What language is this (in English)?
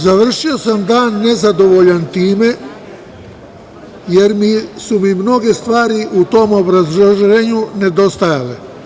Serbian